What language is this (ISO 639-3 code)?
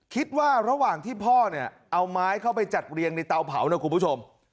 tha